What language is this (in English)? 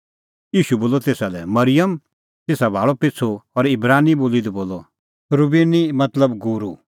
Kullu Pahari